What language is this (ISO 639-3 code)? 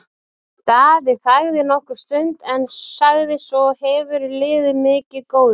isl